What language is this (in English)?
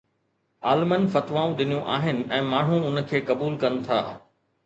Sindhi